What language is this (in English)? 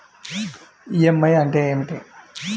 Telugu